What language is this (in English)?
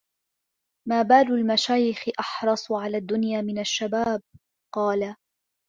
Arabic